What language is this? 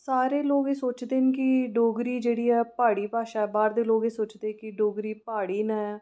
Dogri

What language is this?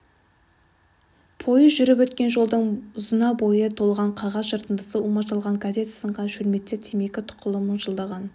Kazakh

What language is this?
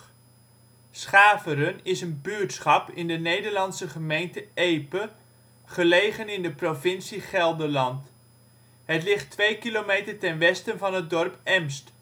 Dutch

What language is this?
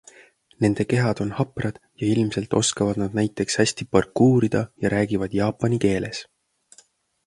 Estonian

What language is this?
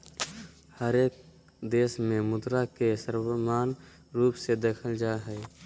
Magahi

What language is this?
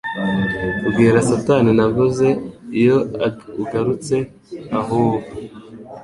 Kinyarwanda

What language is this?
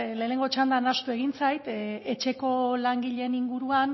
Basque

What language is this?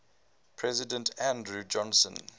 English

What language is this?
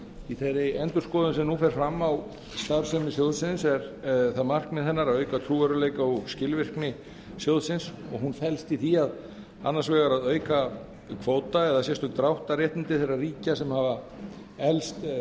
Icelandic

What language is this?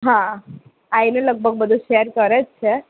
Gujarati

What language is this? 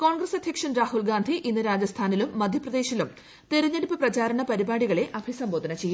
Malayalam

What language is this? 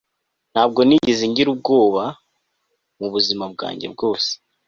Kinyarwanda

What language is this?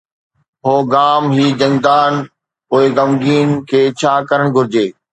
Sindhi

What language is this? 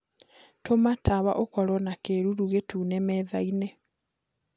Kikuyu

